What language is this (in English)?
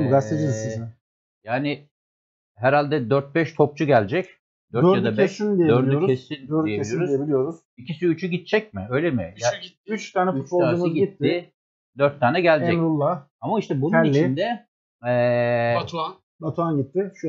Turkish